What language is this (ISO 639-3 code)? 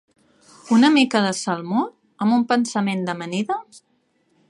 cat